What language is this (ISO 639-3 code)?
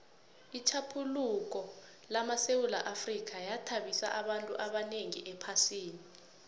nbl